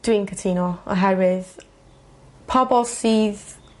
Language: Welsh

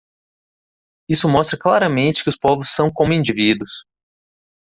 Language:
Portuguese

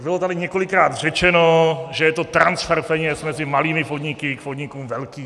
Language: Czech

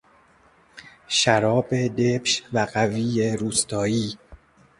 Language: Persian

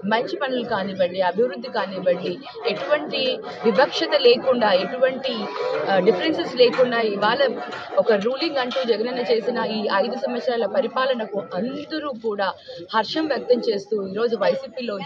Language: Telugu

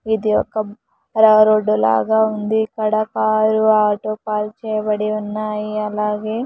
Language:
Telugu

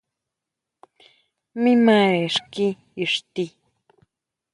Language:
Huautla Mazatec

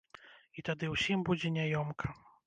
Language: Belarusian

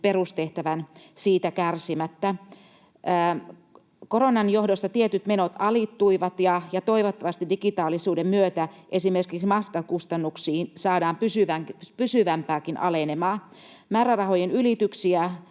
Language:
Finnish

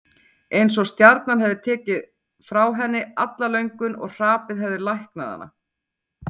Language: Icelandic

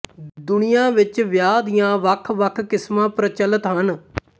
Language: Punjabi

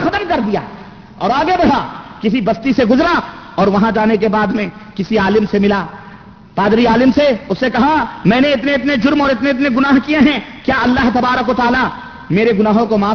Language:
Urdu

